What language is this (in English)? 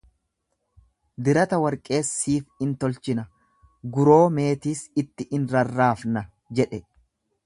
Oromo